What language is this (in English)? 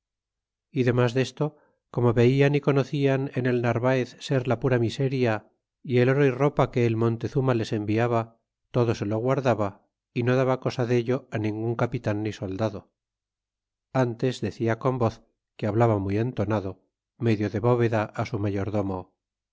Spanish